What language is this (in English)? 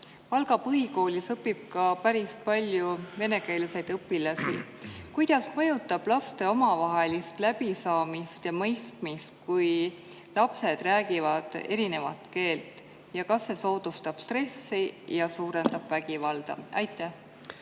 Estonian